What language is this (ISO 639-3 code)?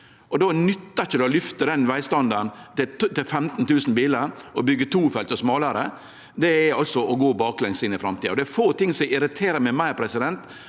nor